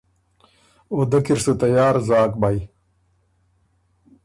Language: Ormuri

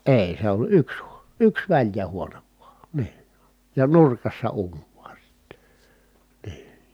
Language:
Finnish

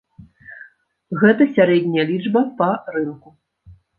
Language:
Belarusian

